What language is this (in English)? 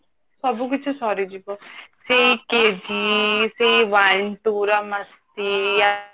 Odia